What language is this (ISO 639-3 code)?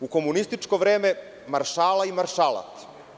srp